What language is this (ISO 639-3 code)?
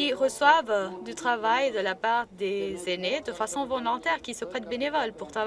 fra